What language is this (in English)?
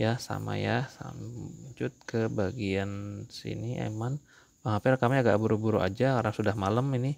Indonesian